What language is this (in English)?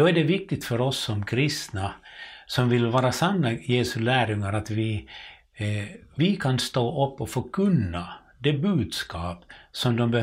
Swedish